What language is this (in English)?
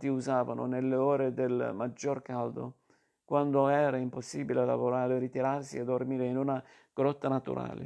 Italian